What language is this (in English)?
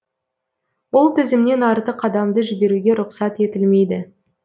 Kazakh